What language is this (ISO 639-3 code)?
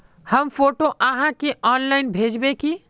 mag